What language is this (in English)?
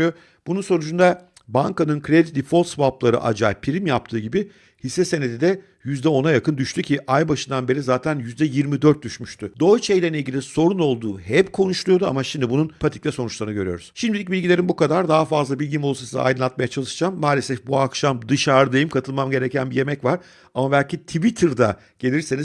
Turkish